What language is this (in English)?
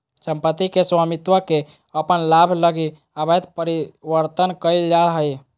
Magahi